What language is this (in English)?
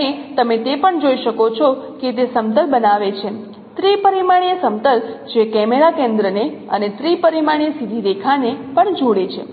Gujarati